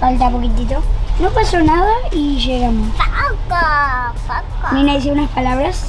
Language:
Spanish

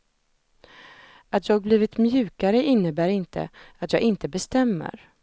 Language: Swedish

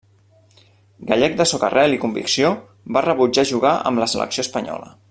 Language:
Catalan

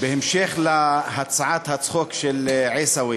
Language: Hebrew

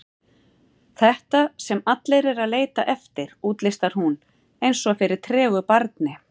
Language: Icelandic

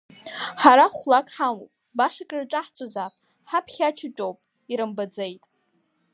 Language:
Abkhazian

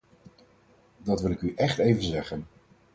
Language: Dutch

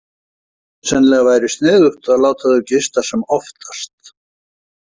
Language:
Icelandic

